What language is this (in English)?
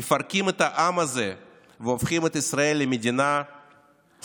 Hebrew